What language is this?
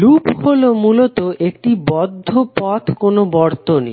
Bangla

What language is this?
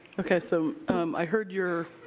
English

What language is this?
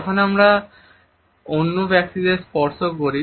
Bangla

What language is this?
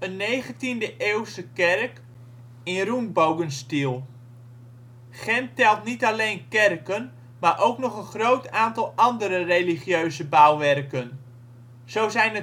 Dutch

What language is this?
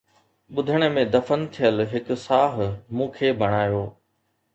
Sindhi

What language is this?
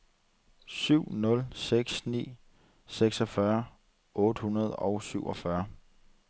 Danish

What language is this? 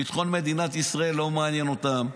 Hebrew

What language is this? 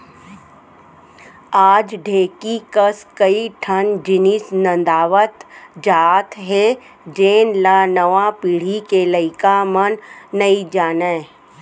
Chhattisgarhi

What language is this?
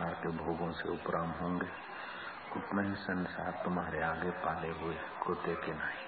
Hindi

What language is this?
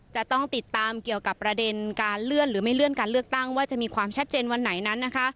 Thai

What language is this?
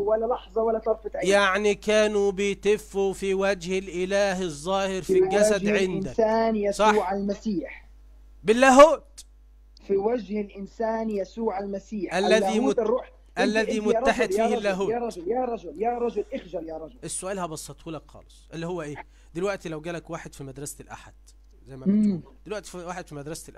Arabic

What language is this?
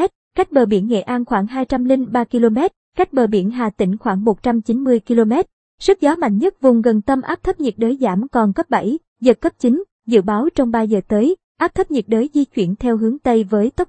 Vietnamese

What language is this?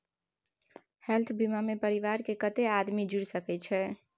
Maithili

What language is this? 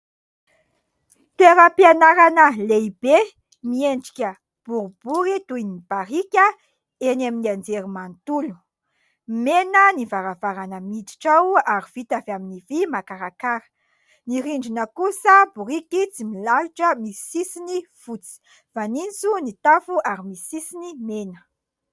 Malagasy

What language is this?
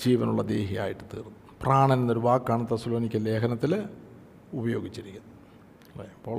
Malayalam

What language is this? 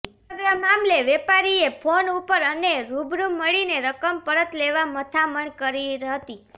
Gujarati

